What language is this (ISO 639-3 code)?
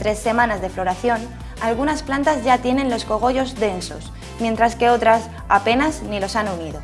spa